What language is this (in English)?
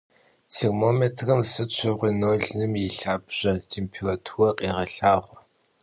Kabardian